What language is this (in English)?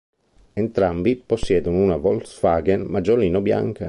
Italian